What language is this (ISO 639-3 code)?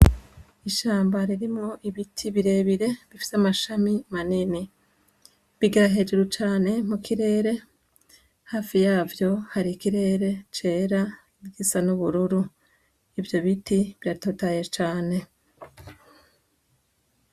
run